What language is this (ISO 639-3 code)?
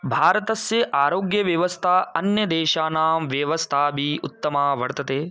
san